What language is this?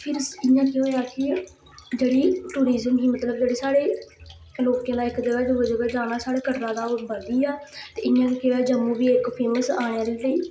Dogri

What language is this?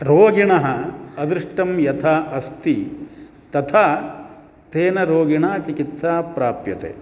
Sanskrit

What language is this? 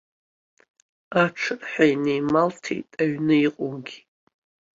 Abkhazian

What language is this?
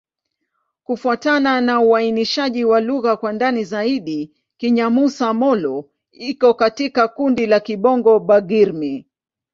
Swahili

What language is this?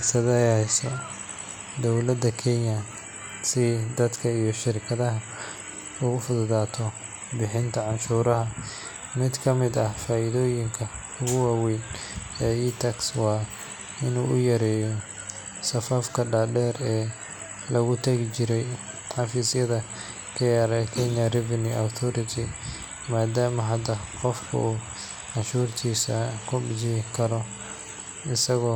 Somali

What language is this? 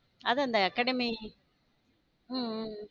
Tamil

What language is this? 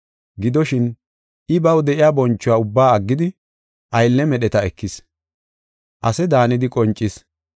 Gofa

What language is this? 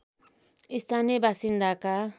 Nepali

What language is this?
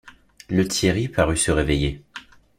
French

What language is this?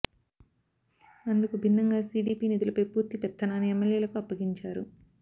Telugu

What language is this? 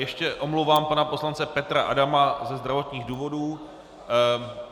Czech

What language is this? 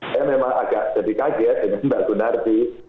Indonesian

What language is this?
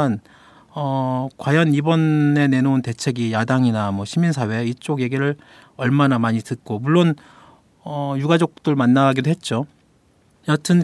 Korean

